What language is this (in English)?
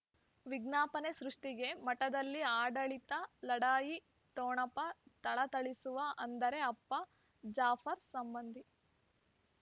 Kannada